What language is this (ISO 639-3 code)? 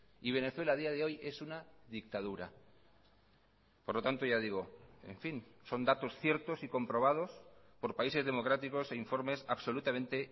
spa